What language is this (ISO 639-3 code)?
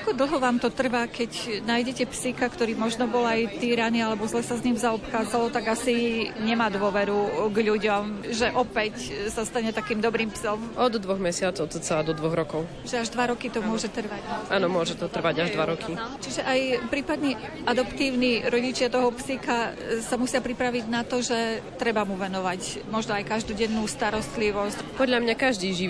slk